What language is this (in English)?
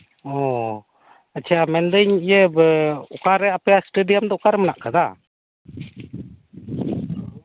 Santali